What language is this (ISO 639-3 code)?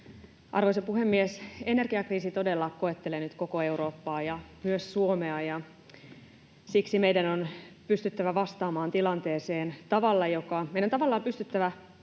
fin